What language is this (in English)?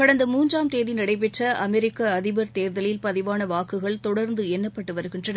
Tamil